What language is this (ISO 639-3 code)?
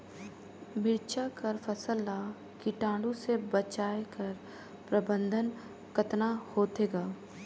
hne